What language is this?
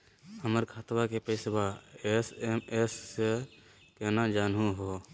Magahi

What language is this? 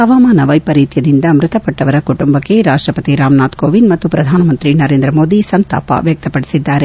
Kannada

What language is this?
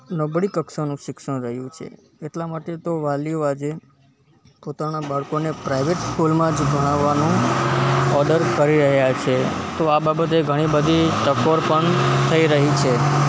Gujarati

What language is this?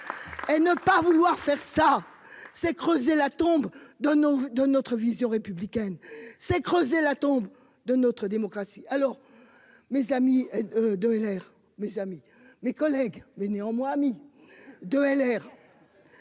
French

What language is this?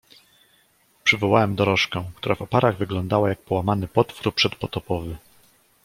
Polish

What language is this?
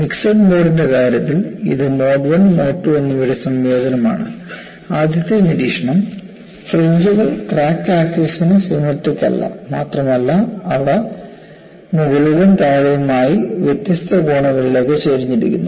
Malayalam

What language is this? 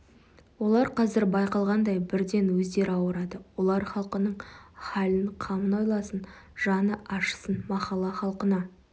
Kazakh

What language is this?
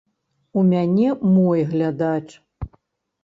Belarusian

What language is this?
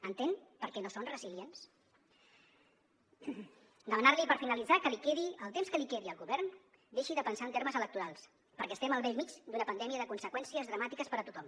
Catalan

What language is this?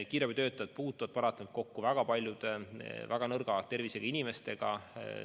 Estonian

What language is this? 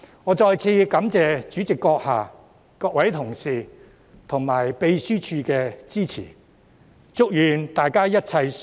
Cantonese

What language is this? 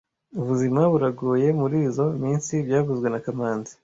Kinyarwanda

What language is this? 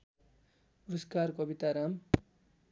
Nepali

